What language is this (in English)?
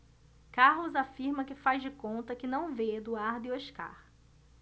Portuguese